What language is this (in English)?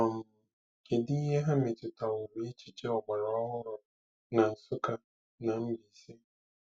Igbo